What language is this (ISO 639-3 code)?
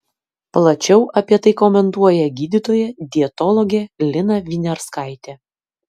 lit